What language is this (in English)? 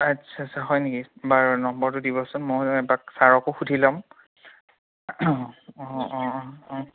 Assamese